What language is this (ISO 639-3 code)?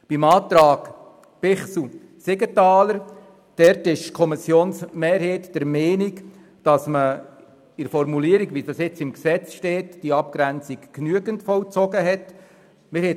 gsw